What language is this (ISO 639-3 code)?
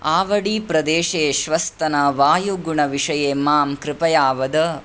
san